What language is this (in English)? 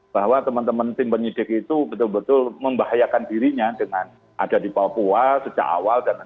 Indonesian